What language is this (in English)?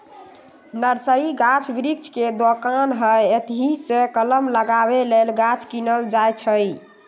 Magahi